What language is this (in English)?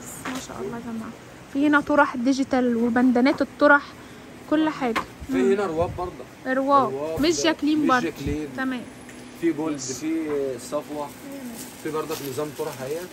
Arabic